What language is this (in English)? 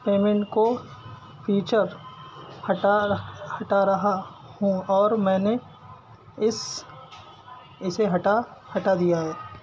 Urdu